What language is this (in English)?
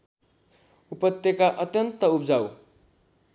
Nepali